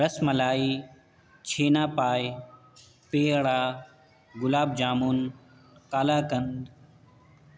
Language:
Urdu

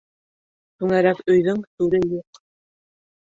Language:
Bashkir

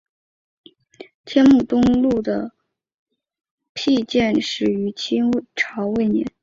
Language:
Chinese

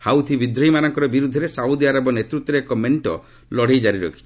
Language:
Odia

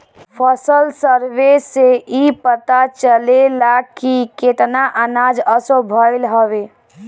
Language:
Bhojpuri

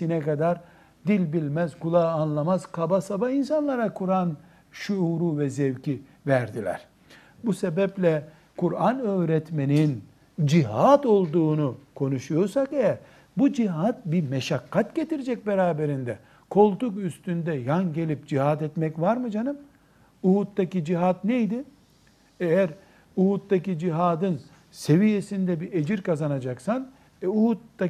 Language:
Turkish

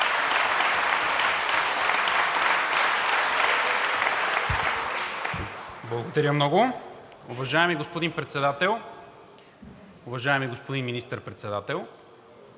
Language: Bulgarian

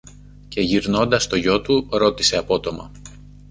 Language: Greek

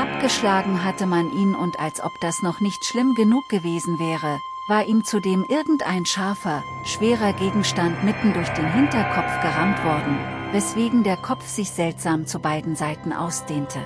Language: German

